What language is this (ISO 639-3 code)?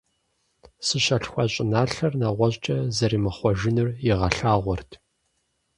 kbd